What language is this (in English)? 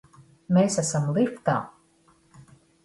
Latvian